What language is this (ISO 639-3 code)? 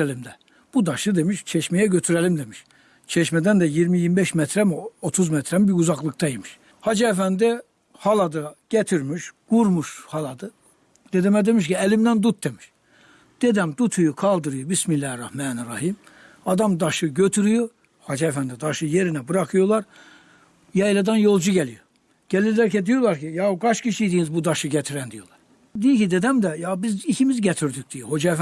tur